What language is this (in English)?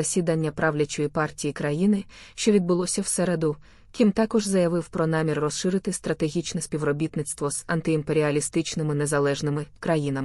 Ukrainian